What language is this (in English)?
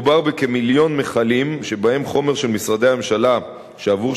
Hebrew